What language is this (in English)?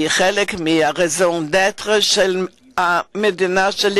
Hebrew